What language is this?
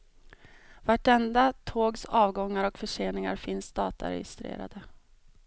Swedish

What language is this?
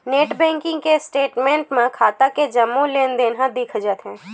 Chhattisgarhi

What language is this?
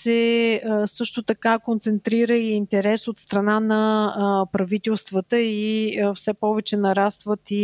Bulgarian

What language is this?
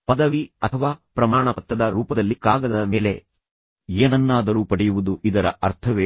Kannada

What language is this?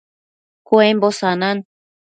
Matsés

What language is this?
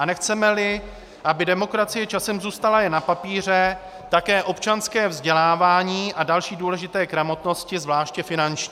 Czech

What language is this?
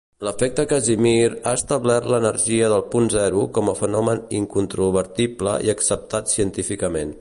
Catalan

